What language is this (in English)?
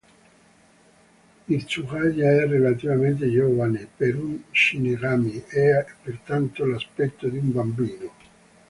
Italian